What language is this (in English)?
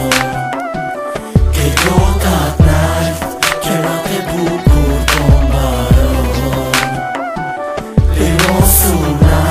Romanian